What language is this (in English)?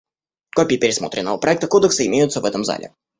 Russian